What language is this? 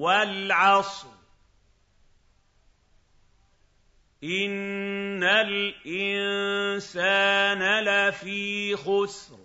Arabic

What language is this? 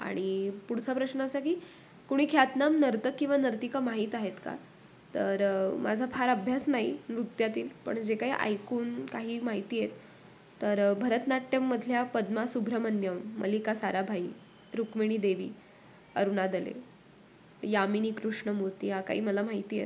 Marathi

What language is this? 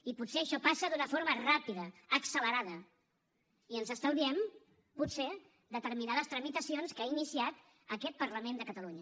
Catalan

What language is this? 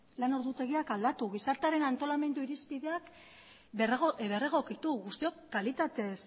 Basque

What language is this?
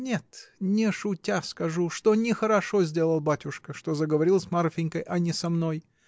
Russian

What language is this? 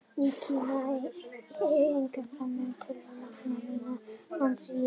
Icelandic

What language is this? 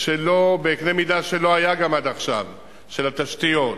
Hebrew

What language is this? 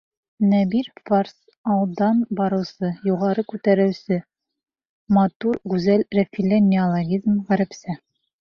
Bashkir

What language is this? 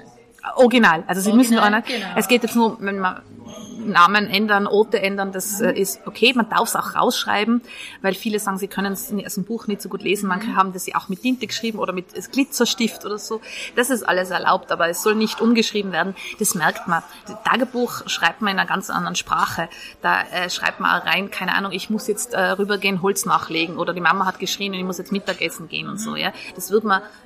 German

